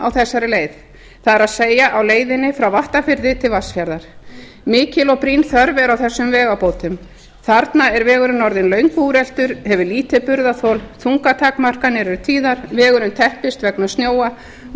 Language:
Icelandic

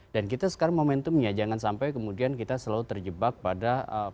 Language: Indonesian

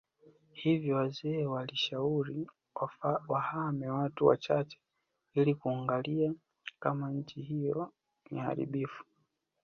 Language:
Swahili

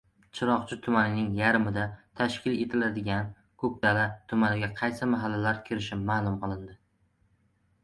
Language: Uzbek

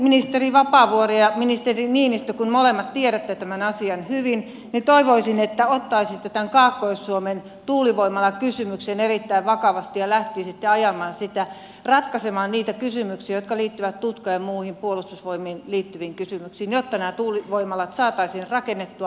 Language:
Finnish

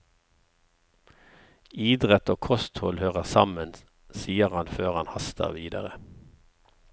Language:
Norwegian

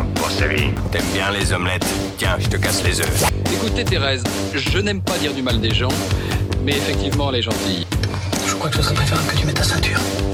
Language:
French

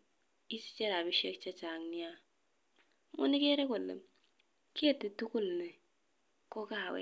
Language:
Kalenjin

